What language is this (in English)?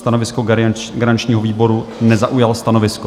Czech